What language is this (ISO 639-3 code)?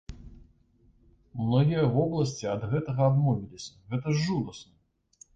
bel